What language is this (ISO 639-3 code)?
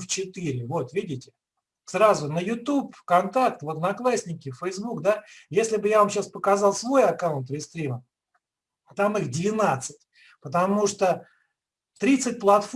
rus